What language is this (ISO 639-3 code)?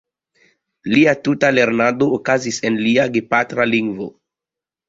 epo